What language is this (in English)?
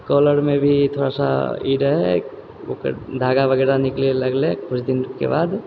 Maithili